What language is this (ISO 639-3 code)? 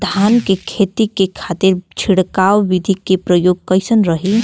bho